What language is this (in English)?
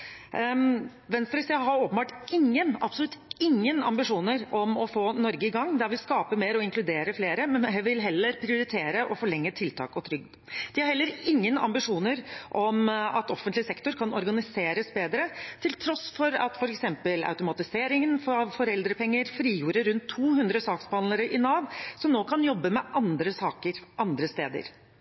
Norwegian Bokmål